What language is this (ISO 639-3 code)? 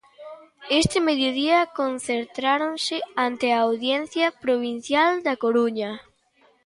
glg